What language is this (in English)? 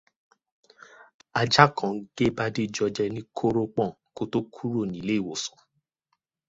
Yoruba